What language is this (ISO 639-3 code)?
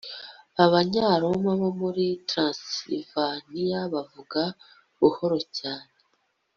kin